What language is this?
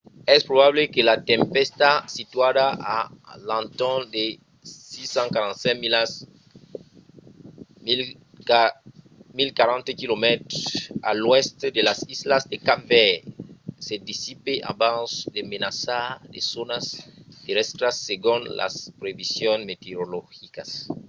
Occitan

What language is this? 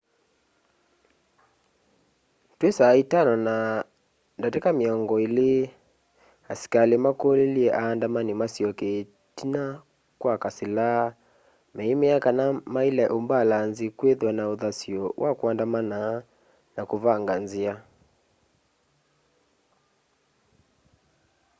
Kamba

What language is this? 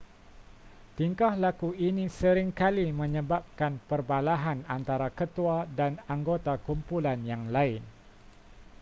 Malay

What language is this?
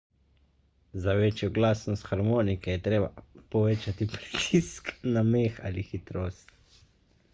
Slovenian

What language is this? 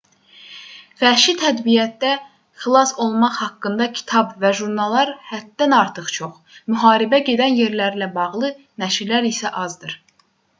Azerbaijani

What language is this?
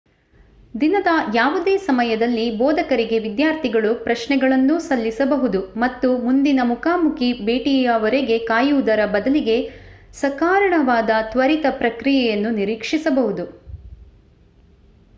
Kannada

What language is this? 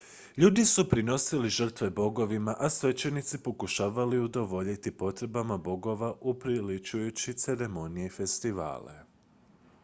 Croatian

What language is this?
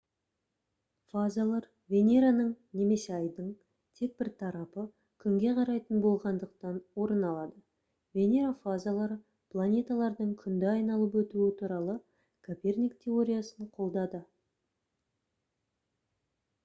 Kazakh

